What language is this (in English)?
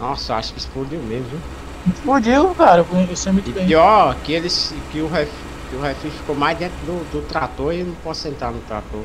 Portuguese